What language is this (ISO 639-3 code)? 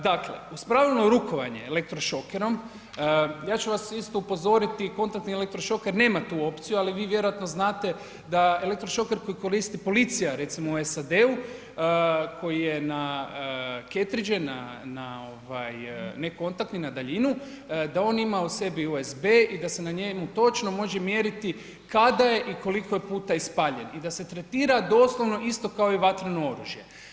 hrv